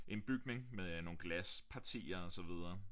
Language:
Danish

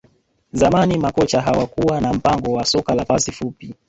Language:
Swahili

